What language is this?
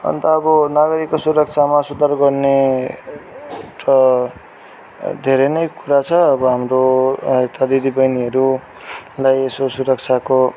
Nepali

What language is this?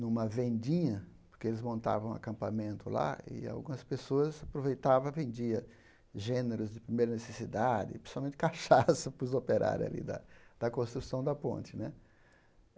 Portuguese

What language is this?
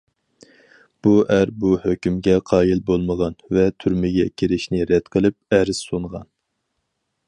Uyghur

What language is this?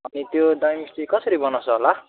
Nepali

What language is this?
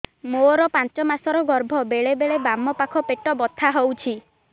Odia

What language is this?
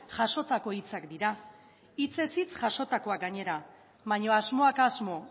Basque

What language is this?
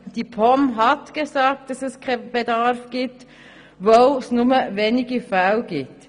Swiss German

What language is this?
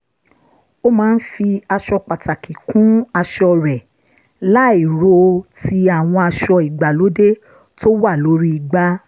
Yoruba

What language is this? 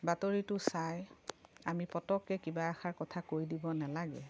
Assamese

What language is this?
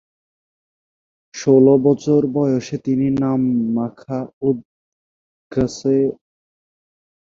Bangla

